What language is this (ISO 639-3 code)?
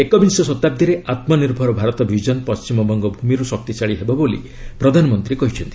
ori